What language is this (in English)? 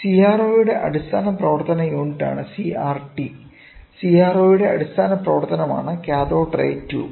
Malayalam